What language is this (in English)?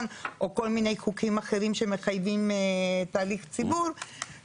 Hebrew